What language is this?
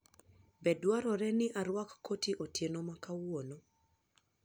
Luo (Kenya and Tanzania)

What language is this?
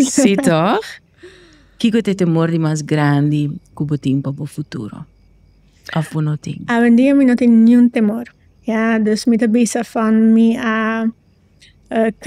Dutch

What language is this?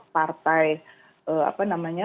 Indonesian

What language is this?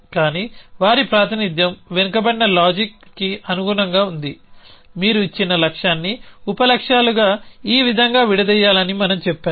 Telugu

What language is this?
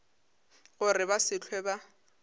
Northern Sotho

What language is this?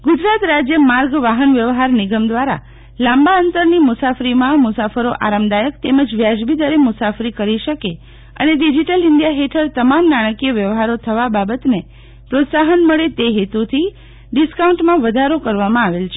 Gujarati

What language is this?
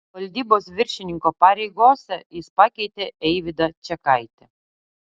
Lithuanian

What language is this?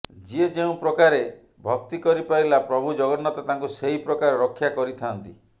Odia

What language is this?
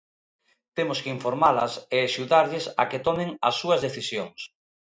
Galician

